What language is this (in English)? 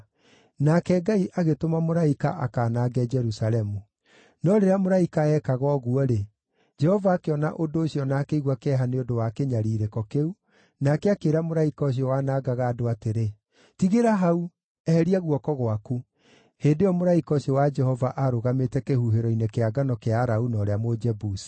Kikuyu